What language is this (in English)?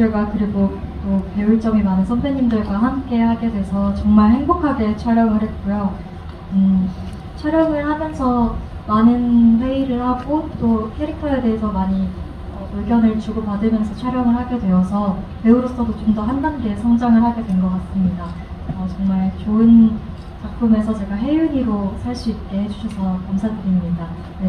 Korean